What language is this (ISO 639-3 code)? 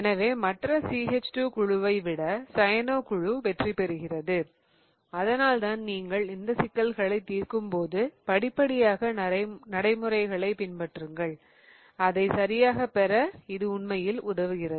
tam